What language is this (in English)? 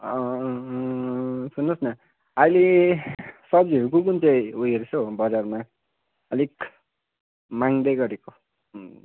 Nepali